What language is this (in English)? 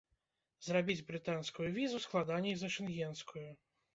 Belarusian